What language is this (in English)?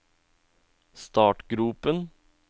Norwegian